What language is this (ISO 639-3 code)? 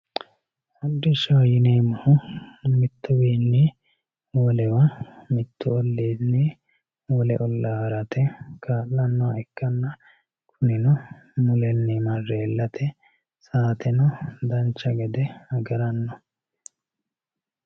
sid